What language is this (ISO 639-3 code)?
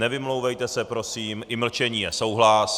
ces